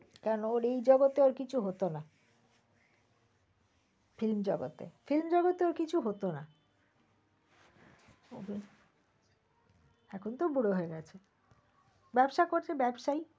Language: Bangla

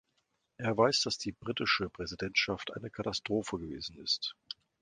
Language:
German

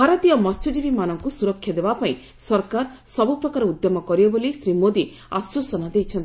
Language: Odia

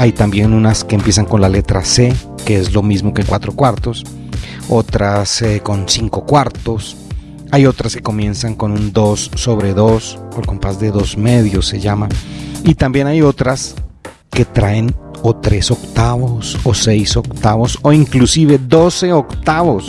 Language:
Spanish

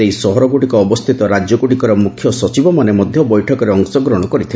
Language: Odia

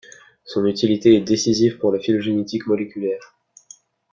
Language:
French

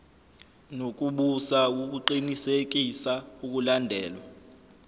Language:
Zulu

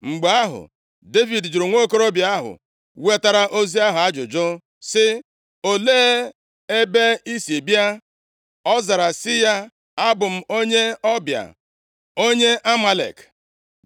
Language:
Igbo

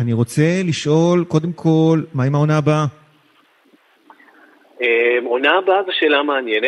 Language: Hebrew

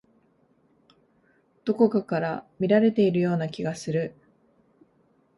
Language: Japanese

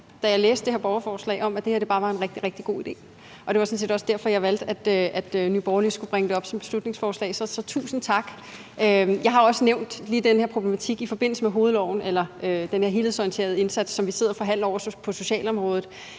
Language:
Danish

